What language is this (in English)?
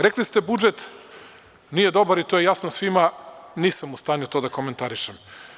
Serbian